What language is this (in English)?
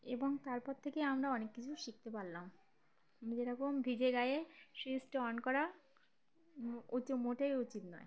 Bangla